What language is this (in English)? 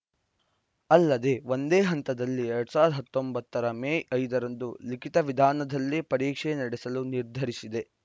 Kannada